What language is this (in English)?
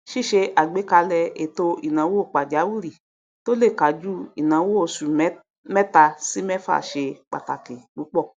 Yoruba